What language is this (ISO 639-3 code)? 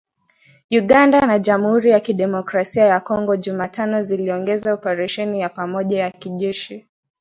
swa